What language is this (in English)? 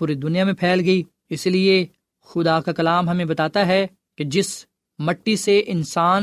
Urdu